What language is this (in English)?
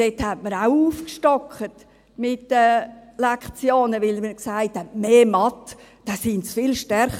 Swiss German